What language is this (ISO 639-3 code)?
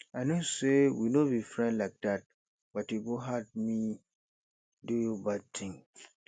pcm